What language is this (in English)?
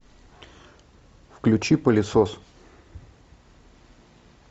Russian